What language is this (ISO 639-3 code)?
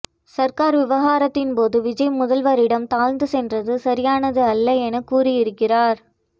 tam